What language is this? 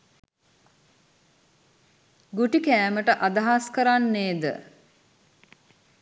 Sinhala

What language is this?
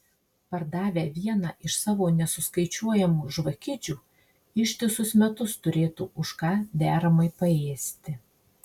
Lithuanian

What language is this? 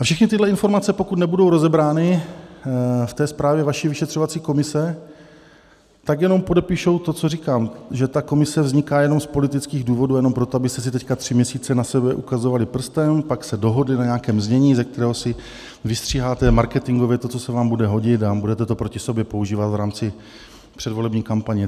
Czech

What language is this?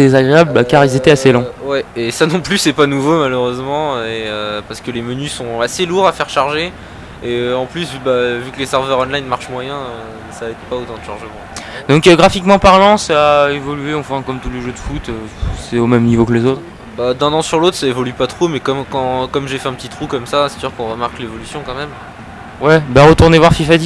French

